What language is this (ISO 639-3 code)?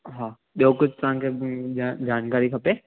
snd